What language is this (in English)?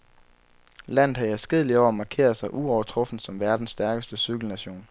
Danish